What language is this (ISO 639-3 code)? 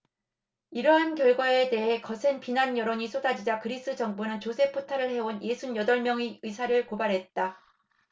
kor